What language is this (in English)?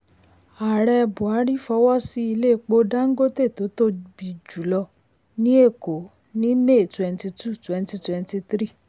Yoruba